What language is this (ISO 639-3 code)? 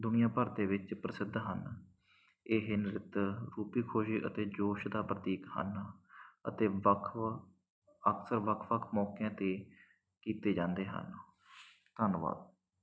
pan